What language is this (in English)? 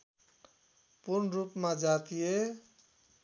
Nepali